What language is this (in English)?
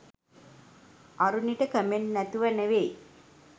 Sinhala